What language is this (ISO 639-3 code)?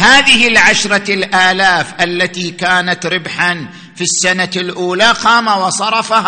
ara